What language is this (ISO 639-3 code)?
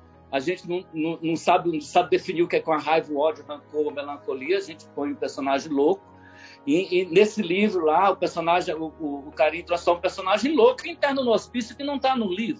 por